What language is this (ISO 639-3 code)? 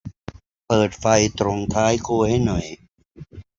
tha